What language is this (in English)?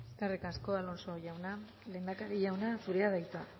Basque